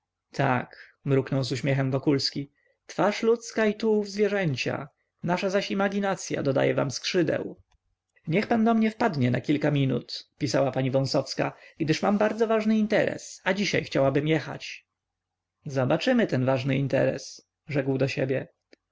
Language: Polish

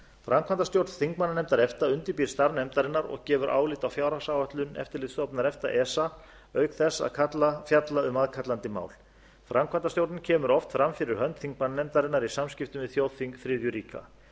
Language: Icelandic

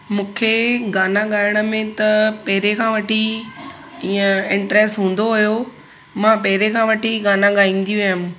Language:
Sindhi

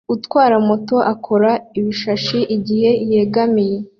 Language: Kinyarwanda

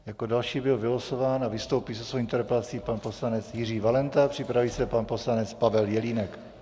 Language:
Czech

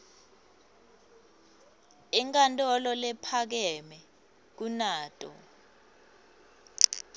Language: Swati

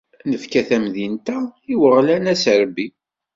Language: Kabyle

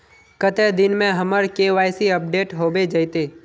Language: Magahi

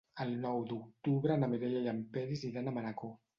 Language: Catalan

